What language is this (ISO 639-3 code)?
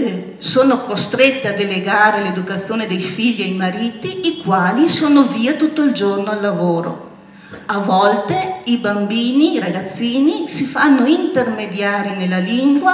ita